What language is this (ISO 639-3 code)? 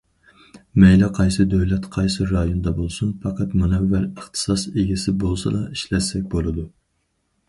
uig